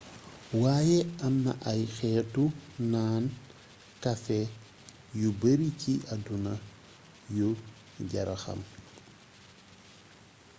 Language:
Wolof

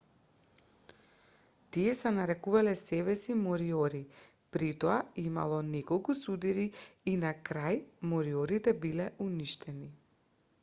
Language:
Macedonian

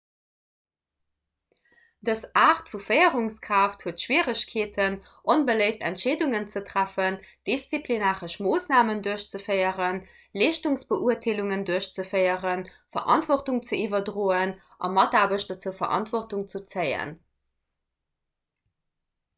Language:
Luxembourgish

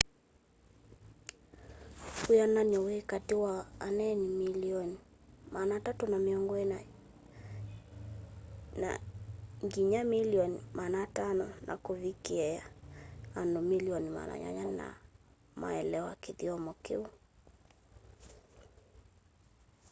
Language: Kamba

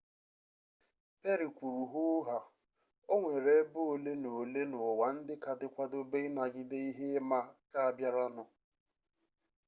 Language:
Igbo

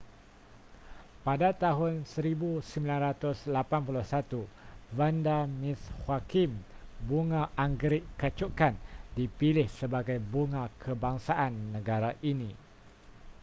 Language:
Malay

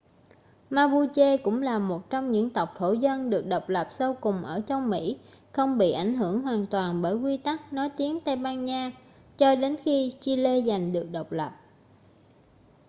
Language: Vietnamese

